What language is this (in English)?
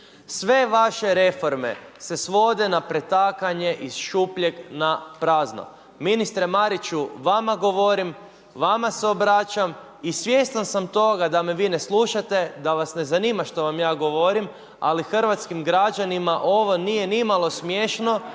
Croatian